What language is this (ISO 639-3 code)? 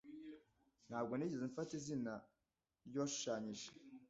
kin